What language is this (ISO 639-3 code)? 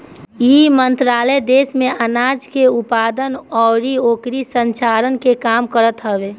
bho